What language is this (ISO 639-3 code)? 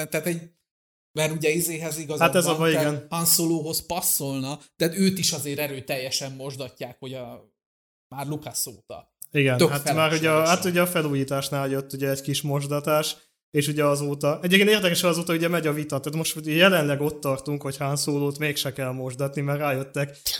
hun